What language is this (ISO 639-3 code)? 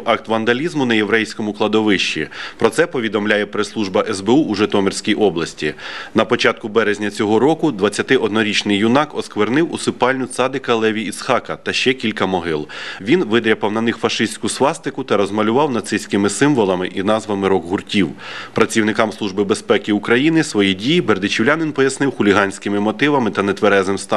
ukr